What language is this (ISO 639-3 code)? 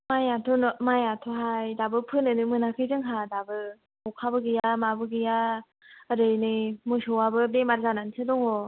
brx